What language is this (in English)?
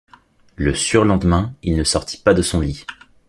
French